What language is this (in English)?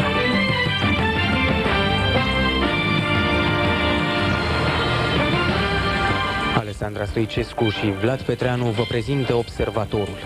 Romanian